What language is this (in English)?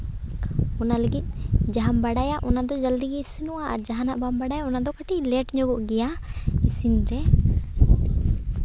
Santali